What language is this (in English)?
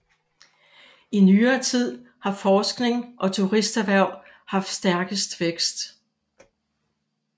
Danish